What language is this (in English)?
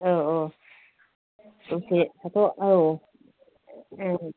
Bodo